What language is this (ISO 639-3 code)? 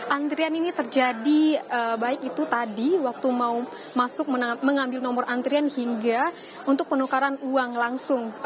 ind